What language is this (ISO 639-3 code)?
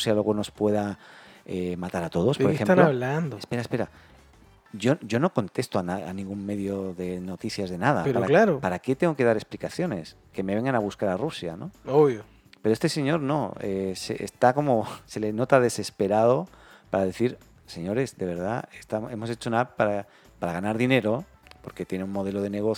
spa